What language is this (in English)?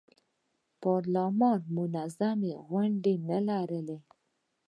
Pashto